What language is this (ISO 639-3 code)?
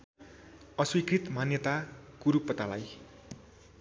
nep